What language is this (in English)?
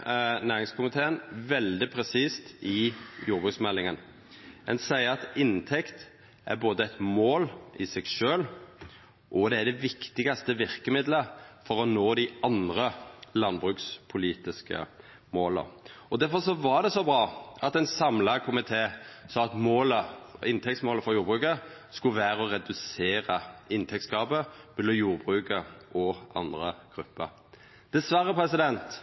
Norwegian Nynorsk